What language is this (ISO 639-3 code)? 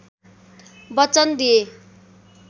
nep